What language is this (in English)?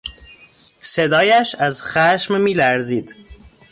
Persian